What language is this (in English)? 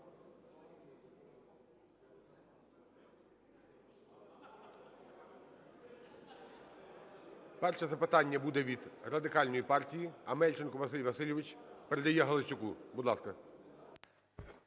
Ukrainian